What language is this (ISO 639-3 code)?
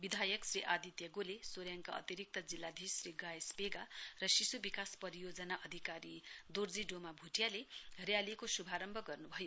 nep